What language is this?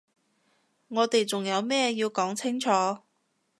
Cantonese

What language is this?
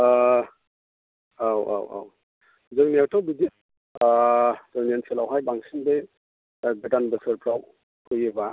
Bodo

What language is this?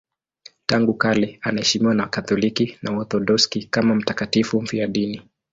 Swahili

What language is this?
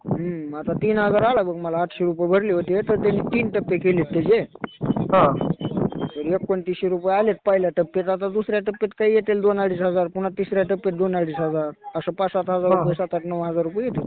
Marathi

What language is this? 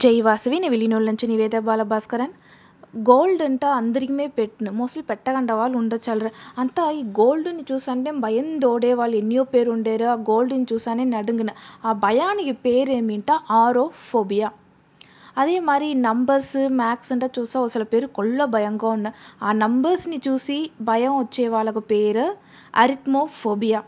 Telugu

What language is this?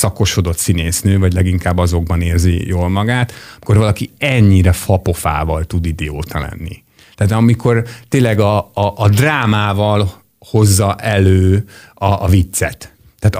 Hungarian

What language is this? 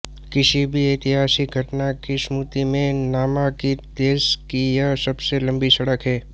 Hindi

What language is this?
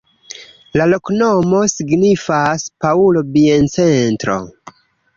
Esperanto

